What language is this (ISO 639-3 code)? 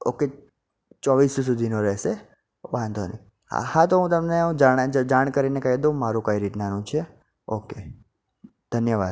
guj